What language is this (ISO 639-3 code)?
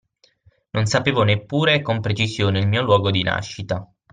ita